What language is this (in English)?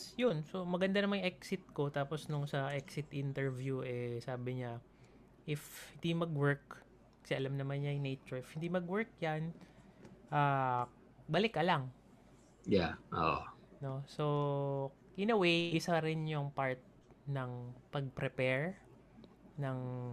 Filipino